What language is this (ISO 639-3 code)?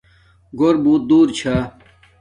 dmk